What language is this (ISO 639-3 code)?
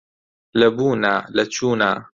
ckb